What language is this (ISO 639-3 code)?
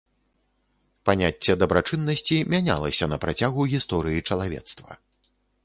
bel